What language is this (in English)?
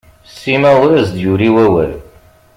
Kabyle